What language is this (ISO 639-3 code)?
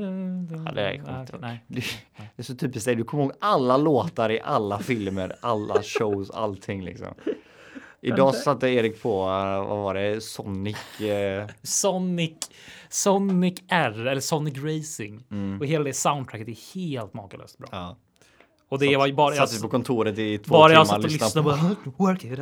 swe